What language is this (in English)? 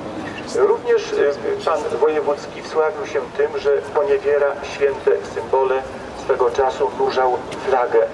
Polish